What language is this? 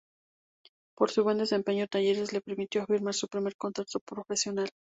Spanish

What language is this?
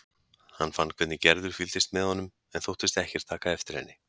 Icelandic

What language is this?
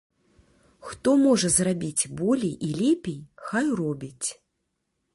Belarusian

